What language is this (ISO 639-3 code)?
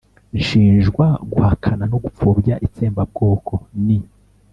kin